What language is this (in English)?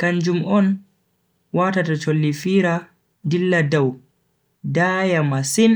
Bagirmi Fulfulde